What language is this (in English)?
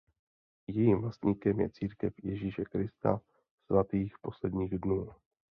Czech